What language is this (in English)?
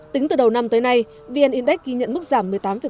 Vietnamese